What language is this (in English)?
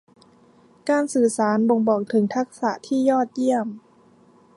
Thai